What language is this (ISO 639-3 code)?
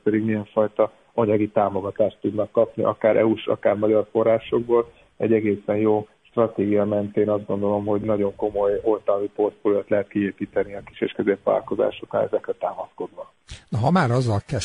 hun